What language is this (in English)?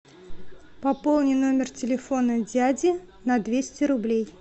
Russian